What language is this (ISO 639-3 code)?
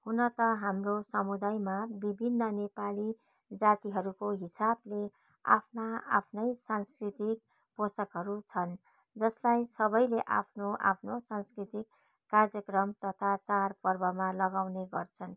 nep